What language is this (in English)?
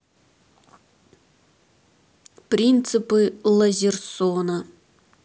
Russian